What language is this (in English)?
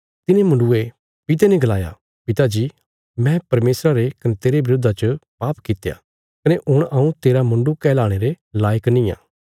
Bilaspuri